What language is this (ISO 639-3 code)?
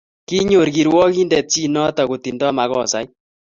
kln